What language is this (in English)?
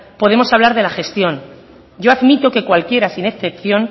Spanish